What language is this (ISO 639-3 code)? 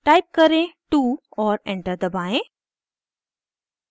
hin